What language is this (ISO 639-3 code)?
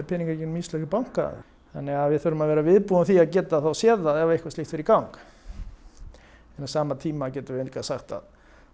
isl